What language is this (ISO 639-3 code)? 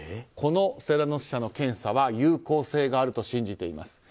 jpn